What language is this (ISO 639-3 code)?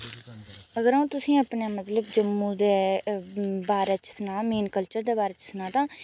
doi